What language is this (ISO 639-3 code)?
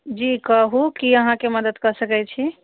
mai